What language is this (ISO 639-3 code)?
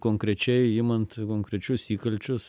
lit